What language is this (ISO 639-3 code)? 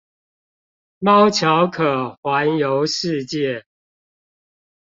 zho